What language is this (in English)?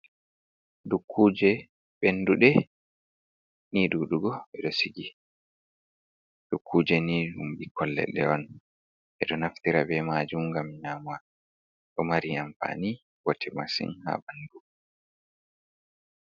Fula